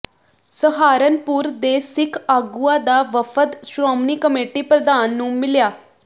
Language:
Punjabi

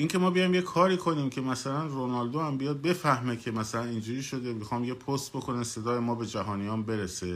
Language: Persian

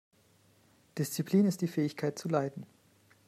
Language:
German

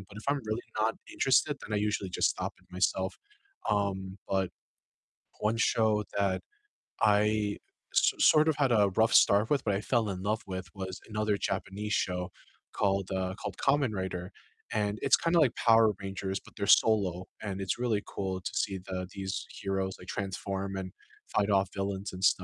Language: English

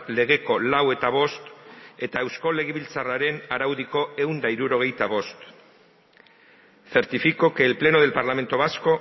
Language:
Basque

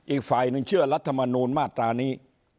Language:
Thai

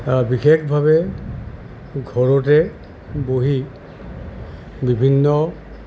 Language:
Assamese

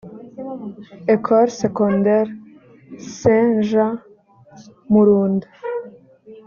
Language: Kinyarwanda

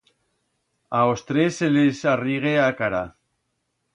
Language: Aragonese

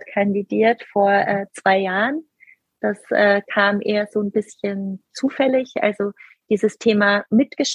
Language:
German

